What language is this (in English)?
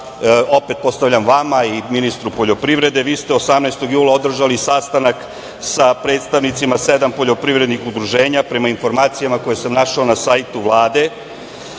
Serbian